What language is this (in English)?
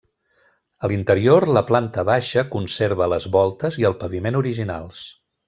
Catalan